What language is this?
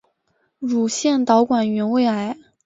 Chinese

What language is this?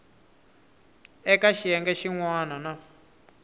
Tsonga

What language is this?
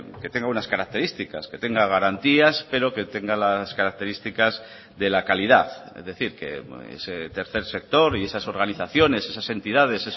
Spanish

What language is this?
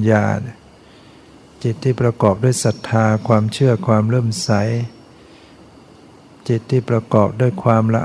Thai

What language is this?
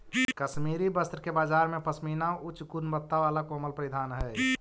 Magahi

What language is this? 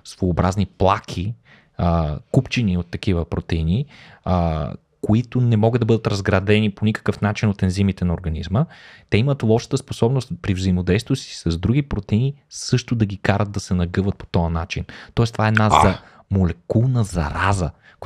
Bulgarian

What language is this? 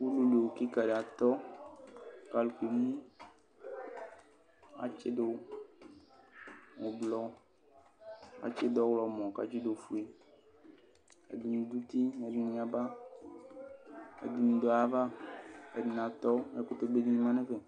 Ikposo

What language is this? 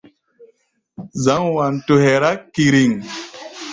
Gbaya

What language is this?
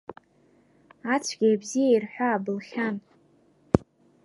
Abkhazian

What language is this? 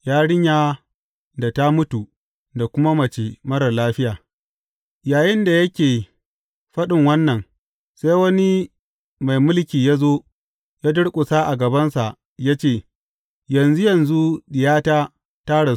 Hausa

